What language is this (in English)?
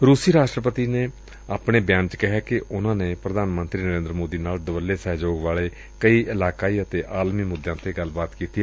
Punjabi